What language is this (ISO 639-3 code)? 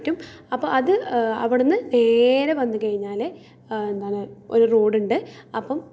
mal